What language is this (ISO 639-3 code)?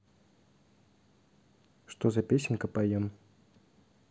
rus